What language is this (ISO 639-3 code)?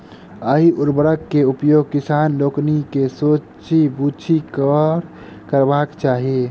mai